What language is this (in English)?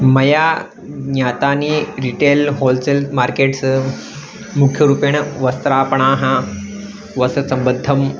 Sanskrit